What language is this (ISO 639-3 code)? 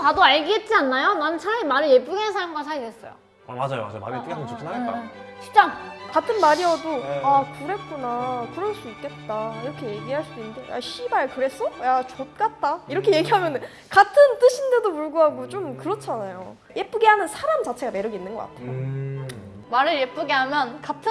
kor